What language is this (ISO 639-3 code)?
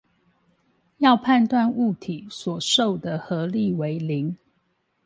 zho